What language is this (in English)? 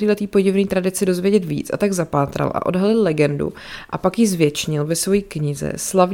Czech